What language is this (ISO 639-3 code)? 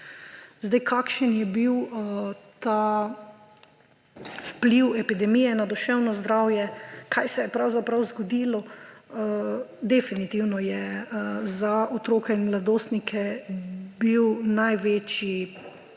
slv